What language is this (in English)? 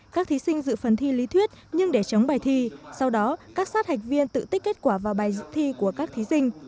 Vietnamese